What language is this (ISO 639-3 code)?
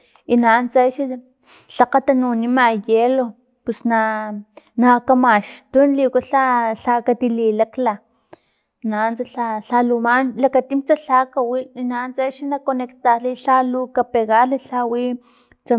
tlp